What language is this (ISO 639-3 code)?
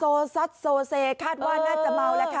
tha